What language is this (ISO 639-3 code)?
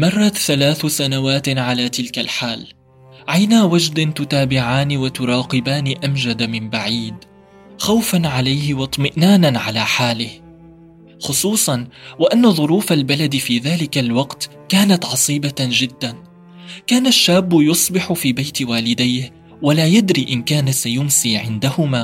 ara